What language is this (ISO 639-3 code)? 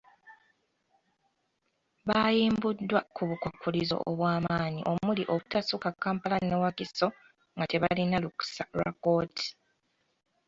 lug